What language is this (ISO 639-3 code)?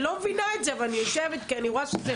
heb